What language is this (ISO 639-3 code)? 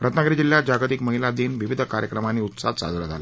mar